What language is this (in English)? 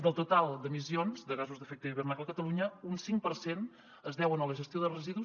Catalan